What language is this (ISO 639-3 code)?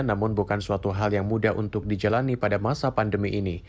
ind